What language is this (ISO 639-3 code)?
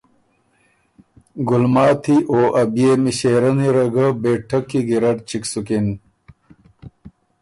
oru